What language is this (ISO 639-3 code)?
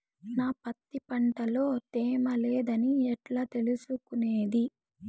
tel